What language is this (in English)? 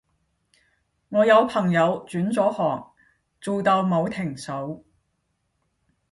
Cantonese